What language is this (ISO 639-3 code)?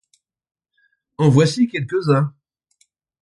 fra